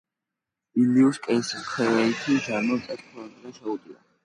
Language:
Georgian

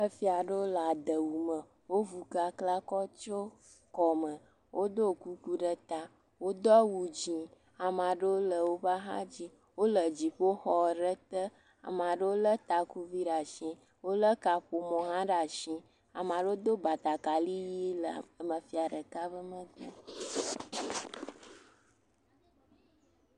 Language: Ewe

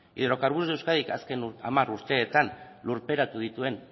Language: Basque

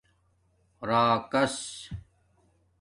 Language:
Domaaki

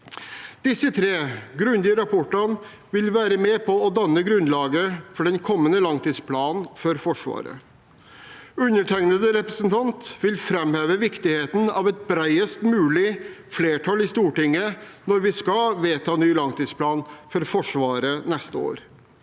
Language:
Norwegian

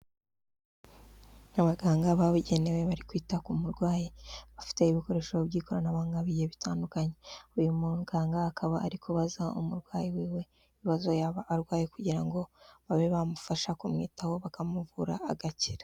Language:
Kinyarwanda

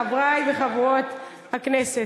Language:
Hebrew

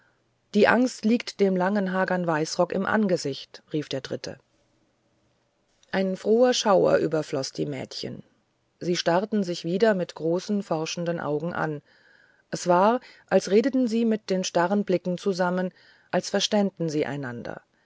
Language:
German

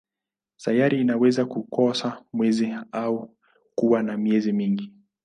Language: Swahili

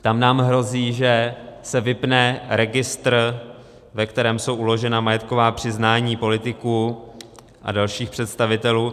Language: Czech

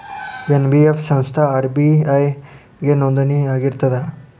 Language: Kannada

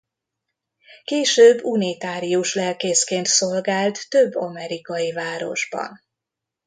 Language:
Hungarian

